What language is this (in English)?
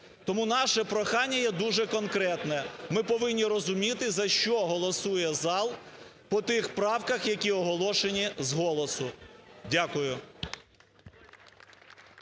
Ukrainian